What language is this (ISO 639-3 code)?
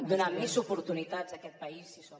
cat